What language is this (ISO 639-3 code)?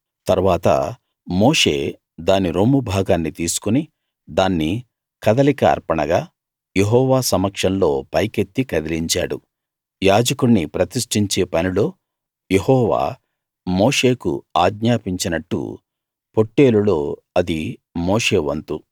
tel